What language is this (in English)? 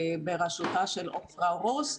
Hebrew